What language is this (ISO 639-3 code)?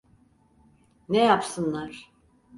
tur